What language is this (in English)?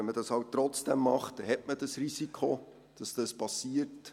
Swiss German